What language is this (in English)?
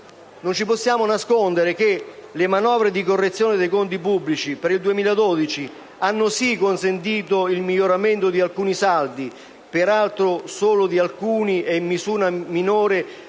Italian